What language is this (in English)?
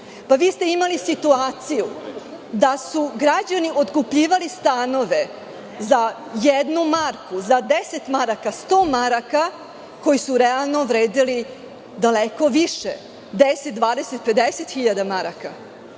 Serbian